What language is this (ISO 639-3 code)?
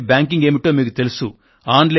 tel